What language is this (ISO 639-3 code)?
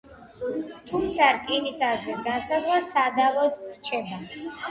kat